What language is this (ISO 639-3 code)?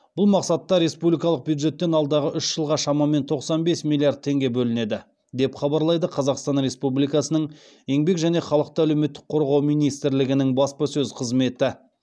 kaz